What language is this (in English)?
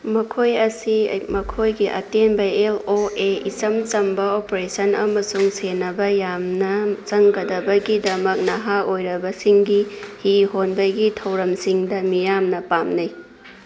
Manipuri